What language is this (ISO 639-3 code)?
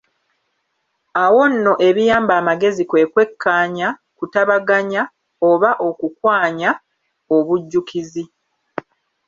lug